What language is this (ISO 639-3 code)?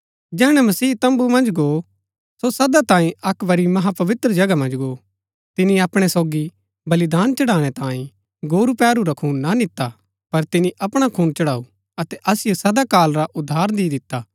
gbk